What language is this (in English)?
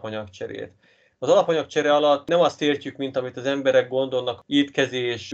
Hungarian